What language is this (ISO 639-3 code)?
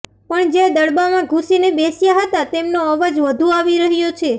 guj